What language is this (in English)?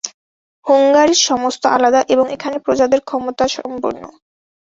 Bangla